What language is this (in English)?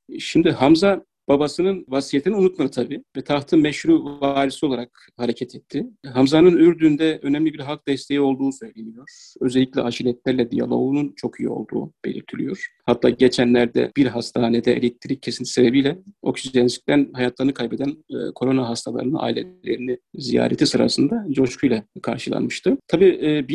Turkish